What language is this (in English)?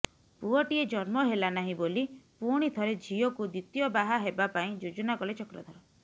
Odia